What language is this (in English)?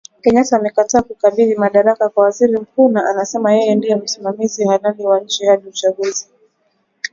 Swahili